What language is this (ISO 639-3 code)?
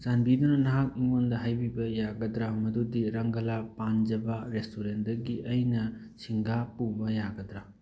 mni